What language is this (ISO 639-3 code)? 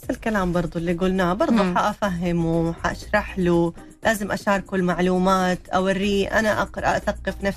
ara